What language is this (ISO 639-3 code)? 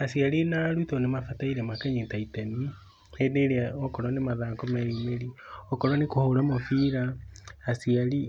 kik